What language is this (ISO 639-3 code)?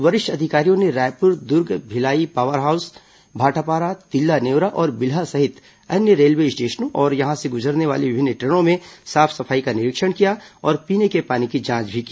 hin